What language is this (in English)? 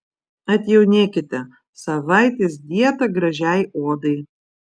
Lithuanian